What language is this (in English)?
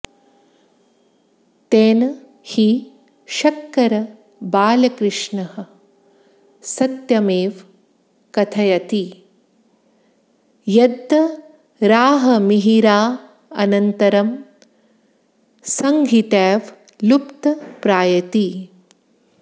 Sanskrit